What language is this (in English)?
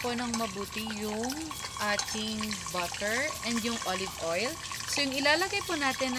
Filipino